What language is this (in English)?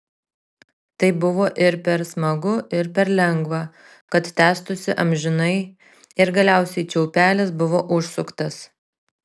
Lithuanian